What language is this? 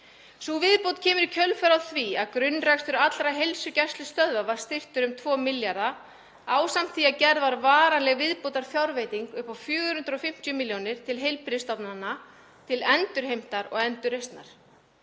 Icelandic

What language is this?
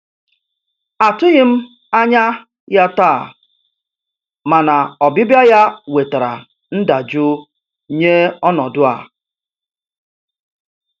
Igbo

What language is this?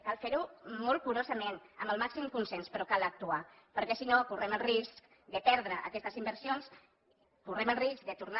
Catalan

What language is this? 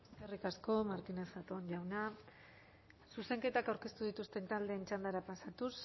Basque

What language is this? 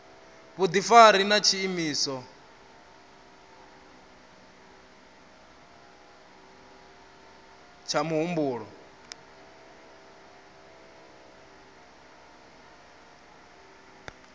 Venda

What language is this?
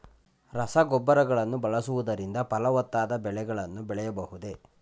Kannada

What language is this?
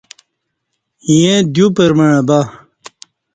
Kati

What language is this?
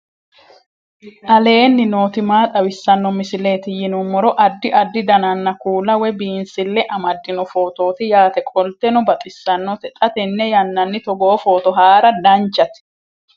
Sidamo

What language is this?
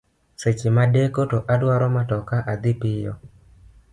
Luo (Kenya and Tanzania)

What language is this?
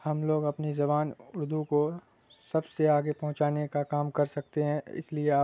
Urdu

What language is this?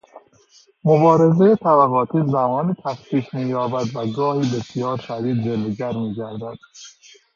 Persian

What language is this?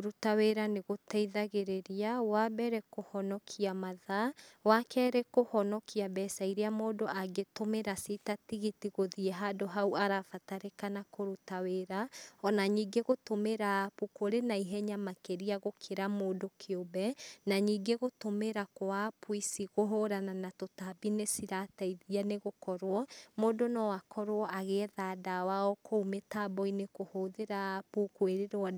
Kikuyu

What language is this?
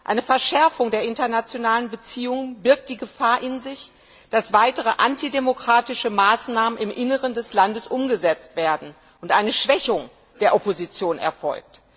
German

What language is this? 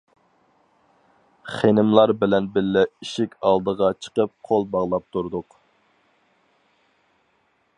Uyghur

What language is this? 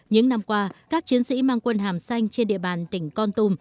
Vietnamese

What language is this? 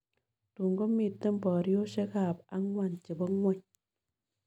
Kalenjin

